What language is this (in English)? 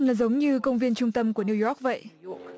Vietnamese